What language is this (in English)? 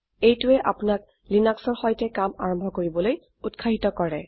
Assamese